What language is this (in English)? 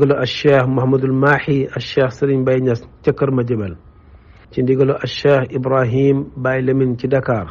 Arabic